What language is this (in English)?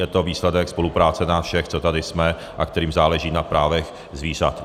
Czech